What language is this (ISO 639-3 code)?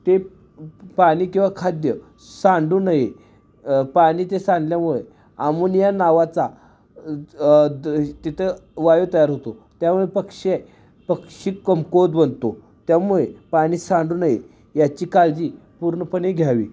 mar